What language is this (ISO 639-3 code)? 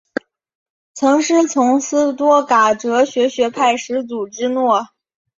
zho